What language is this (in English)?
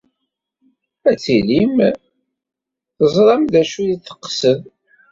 Kabyle